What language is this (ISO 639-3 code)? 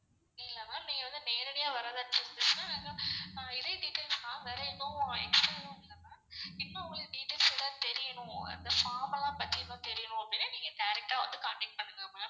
tam